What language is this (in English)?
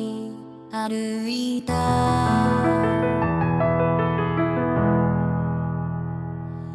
Korean